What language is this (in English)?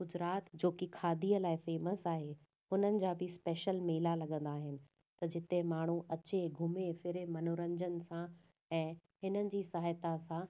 Sindhi